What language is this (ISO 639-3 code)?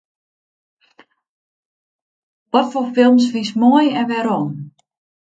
fry